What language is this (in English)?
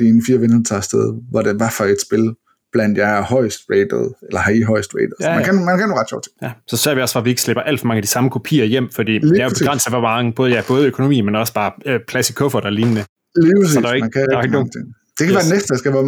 Danish